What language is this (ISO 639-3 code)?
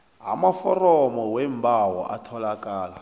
nbl